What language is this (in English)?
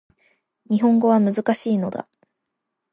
Japanese